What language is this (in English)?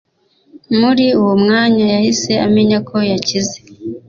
Kinyarwanda